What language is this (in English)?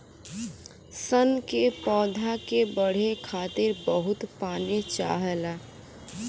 Bhojpuri